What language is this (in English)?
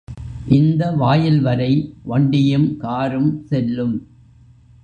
Tamil